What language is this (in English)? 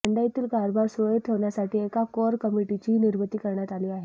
Marathi